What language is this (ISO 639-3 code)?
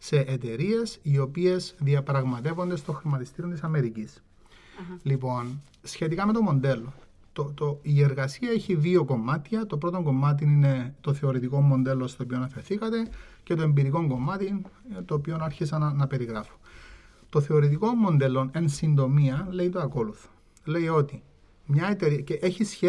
ell